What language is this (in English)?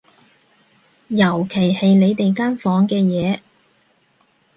Cantonese